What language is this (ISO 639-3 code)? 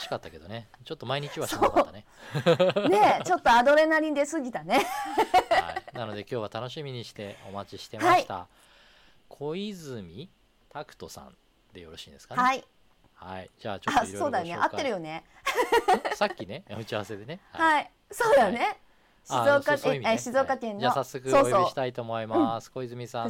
jpn